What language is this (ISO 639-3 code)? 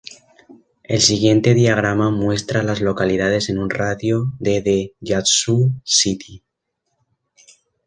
spa